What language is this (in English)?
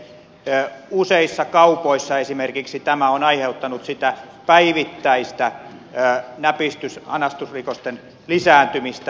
Finnish